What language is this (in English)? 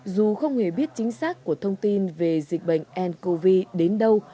Vietnamese